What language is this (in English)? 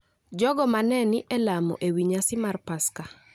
Luo (Kenya and Tanzania)